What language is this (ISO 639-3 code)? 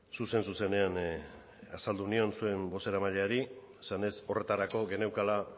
eus